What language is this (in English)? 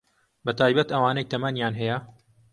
Central Kurdish